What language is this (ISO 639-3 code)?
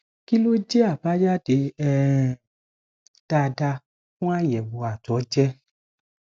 yor